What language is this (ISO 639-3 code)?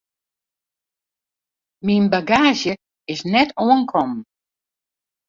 fry